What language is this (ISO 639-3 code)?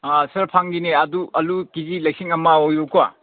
mni